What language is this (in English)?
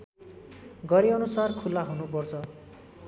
Nepali